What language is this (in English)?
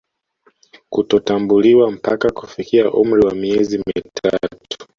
Swahili